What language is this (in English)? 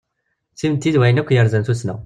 Kabyle